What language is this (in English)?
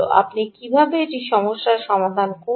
Bangla